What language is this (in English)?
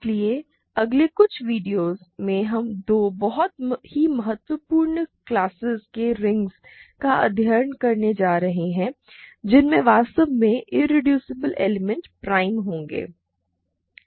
Hindi